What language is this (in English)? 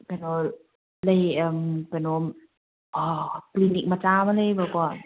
Manipuri